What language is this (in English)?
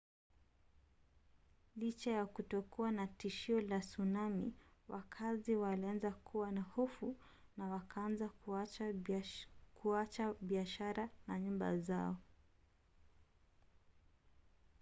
Swahili